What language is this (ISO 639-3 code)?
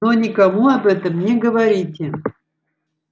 rus